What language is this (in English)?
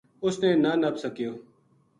Gujari